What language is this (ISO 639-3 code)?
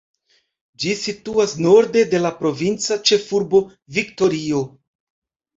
epo